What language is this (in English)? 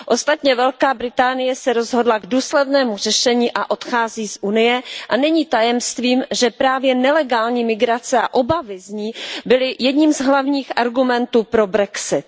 Czech